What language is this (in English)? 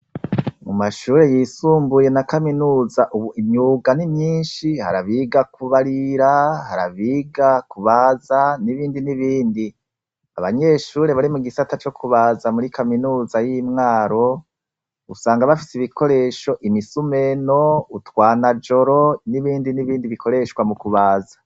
Rundi